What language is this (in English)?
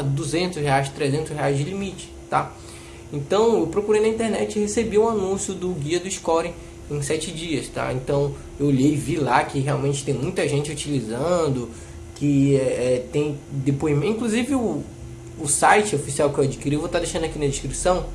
Portuguese